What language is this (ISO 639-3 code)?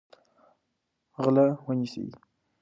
pus